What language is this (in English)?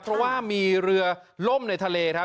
Thai